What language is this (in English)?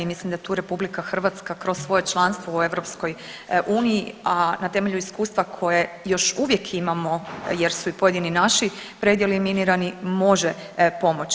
Croatian